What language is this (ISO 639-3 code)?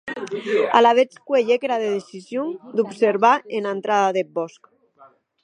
oci